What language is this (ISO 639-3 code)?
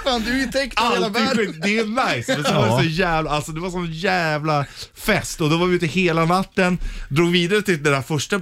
swe